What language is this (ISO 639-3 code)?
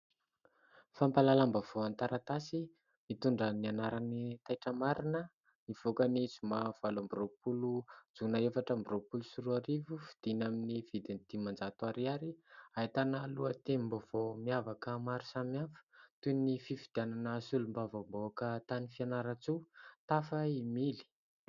mlg